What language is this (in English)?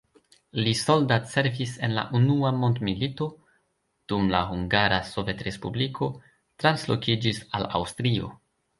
Esperanto